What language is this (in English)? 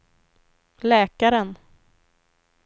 Swedish